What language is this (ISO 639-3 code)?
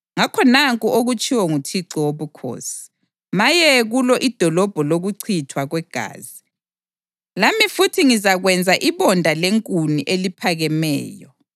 nde